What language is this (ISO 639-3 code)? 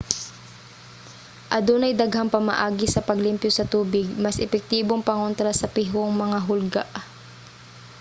ceb